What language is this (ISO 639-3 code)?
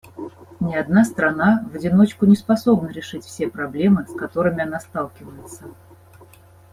rus